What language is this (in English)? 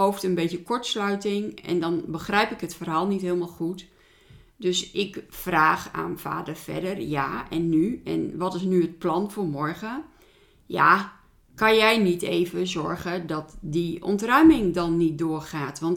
Dutch